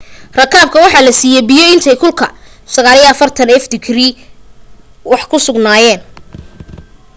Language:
Somali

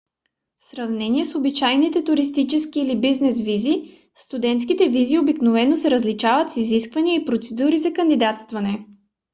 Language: Bulgarian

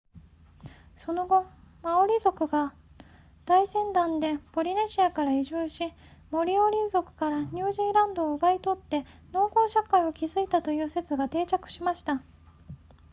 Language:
Japanese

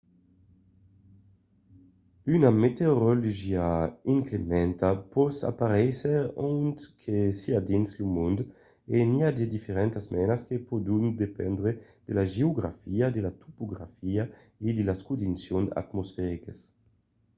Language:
Occitan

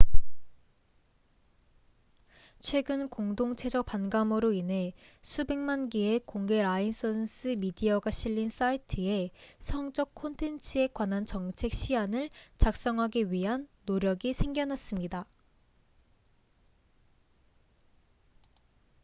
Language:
Korean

